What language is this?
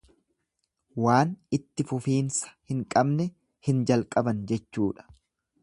Oromo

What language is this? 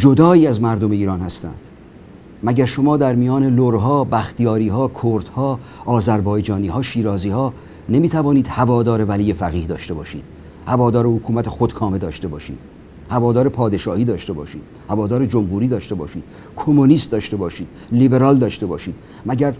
Persian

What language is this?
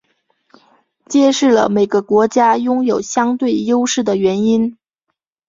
Chinese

